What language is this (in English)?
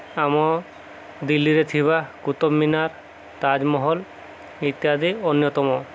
Odia